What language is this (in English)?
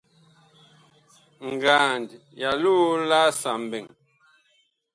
Bakoko